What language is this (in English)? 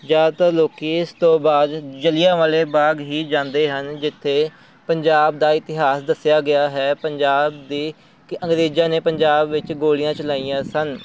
Punjabi